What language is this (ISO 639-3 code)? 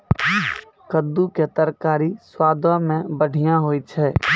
mai